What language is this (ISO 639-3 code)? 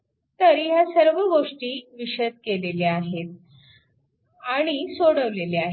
mar